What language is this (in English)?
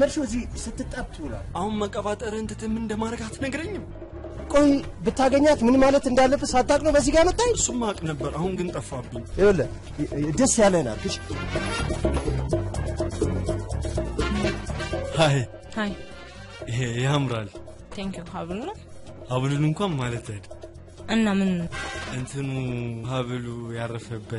Turkish